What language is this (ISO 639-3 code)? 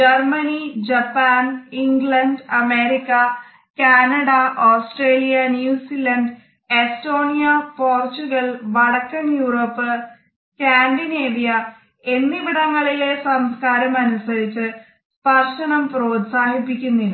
mal